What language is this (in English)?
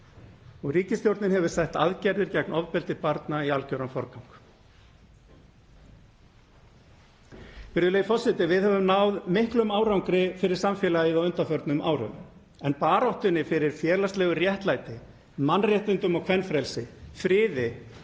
Icelandic